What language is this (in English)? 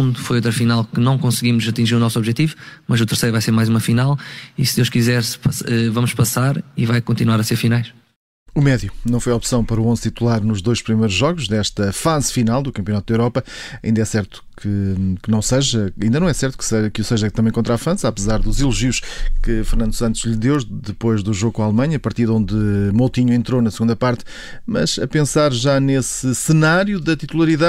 Portuguese